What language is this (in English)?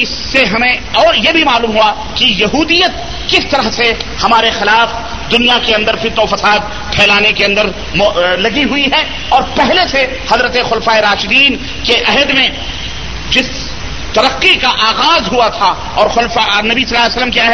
Urdu